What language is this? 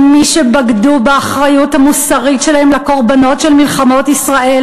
Hebrew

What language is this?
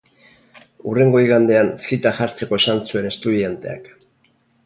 Basque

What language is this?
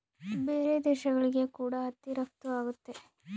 Kannada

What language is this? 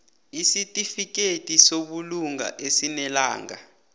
South Ndebele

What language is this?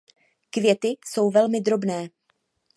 Czech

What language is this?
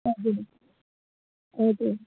Nepali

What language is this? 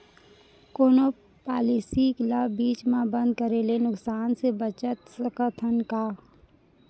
Chhattisgarhi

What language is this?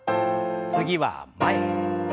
Japanese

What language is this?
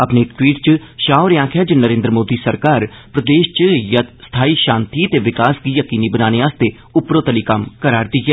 Dogri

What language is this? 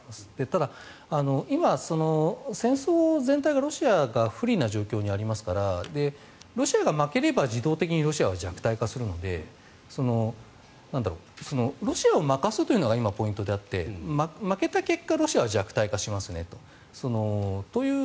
Japanese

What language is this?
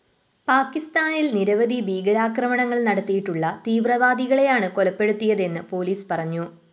Malayalam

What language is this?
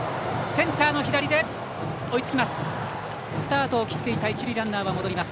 Japanese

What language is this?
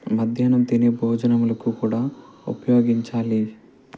Telugu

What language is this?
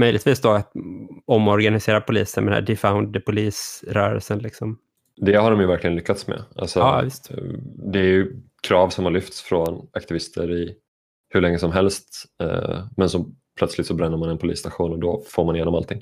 Swedish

